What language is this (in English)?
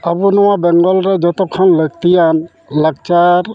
Santali